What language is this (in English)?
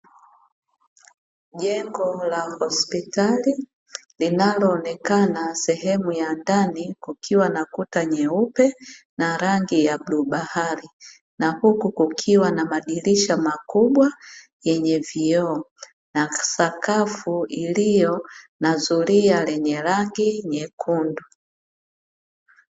Swahili